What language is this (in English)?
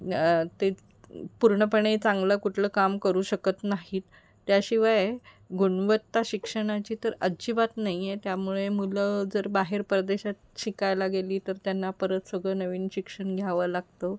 Marathi